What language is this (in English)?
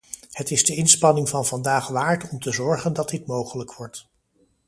Dutch